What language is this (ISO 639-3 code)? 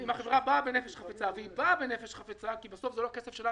heb